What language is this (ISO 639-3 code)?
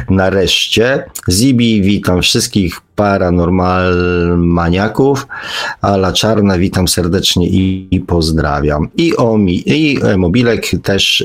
pol